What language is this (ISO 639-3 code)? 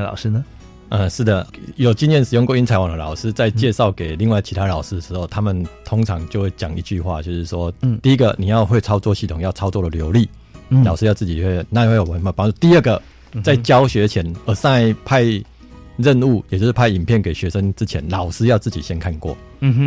zho